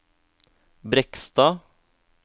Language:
Norwegian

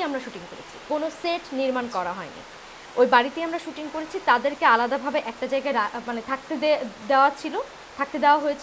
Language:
Romanian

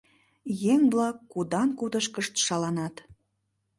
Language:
Mari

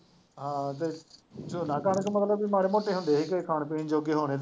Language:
Punjabi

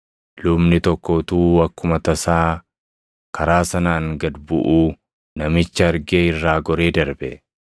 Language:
Oromo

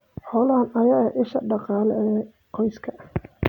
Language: Somali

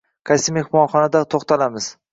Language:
Uzbek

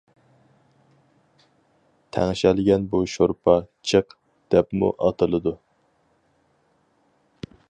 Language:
Uyghur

